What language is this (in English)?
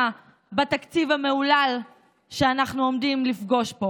Hebrew